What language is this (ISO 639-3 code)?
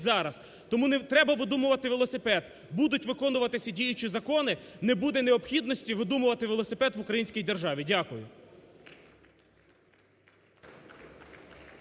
ukr